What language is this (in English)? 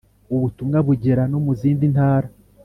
Kinyarwanda